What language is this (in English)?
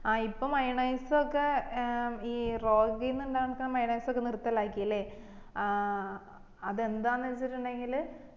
Malayalam